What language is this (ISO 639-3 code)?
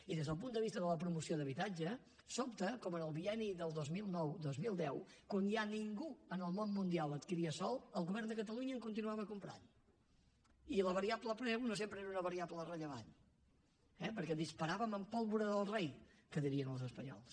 cat